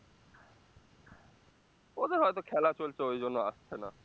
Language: Bangla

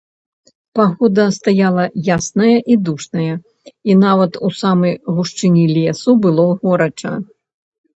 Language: Belarusian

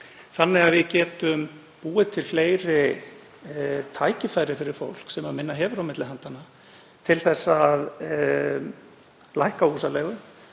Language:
Icelandic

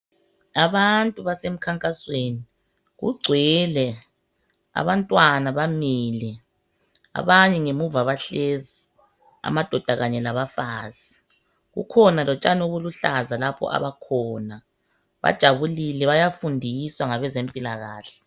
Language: North Ndebele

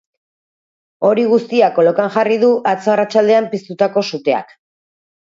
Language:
Basque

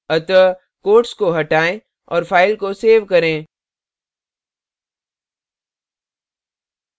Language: Hindi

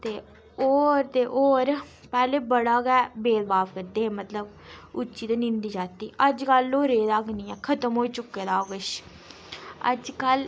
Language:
Dogri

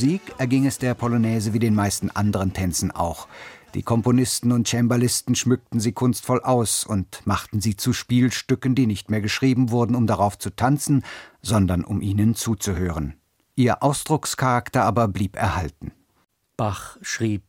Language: German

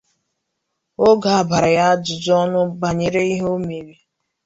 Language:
Igbo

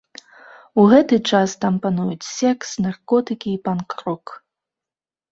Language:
Belarusian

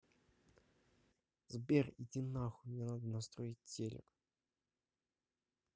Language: Russian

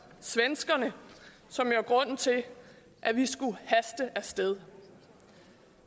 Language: Danish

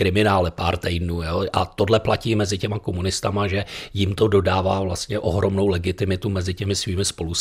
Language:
Czech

